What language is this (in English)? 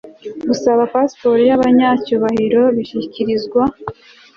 Kinyarwanda